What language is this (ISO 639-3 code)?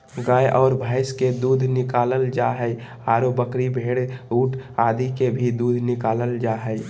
mag